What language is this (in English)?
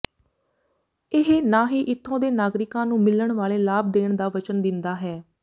Punjabi